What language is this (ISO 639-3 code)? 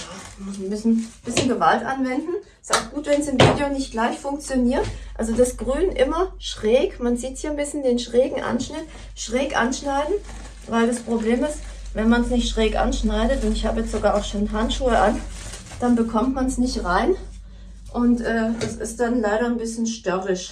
deu